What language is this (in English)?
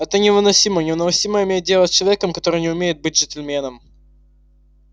Russian